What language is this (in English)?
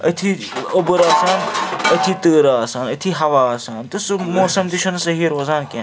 Kashmiri